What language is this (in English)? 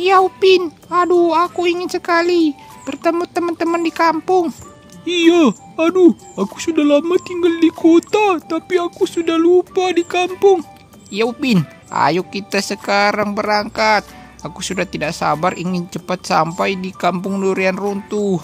Indonesian